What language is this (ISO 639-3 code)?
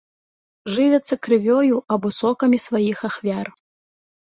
bel